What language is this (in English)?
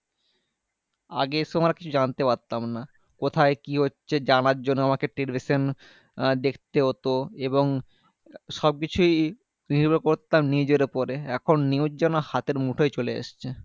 Bangla